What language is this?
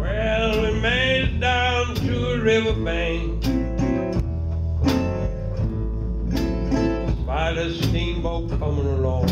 English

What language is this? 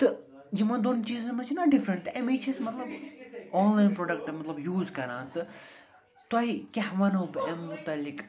Kashmiri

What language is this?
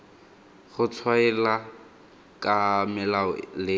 Tswana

